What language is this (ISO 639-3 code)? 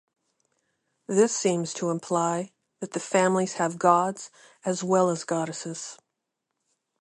eng